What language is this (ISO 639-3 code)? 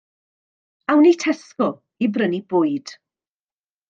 cym